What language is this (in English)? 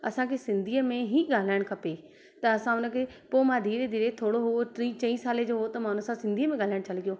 Sindhi